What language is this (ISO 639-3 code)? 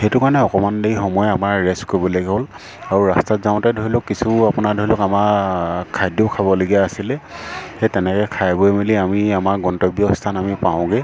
asm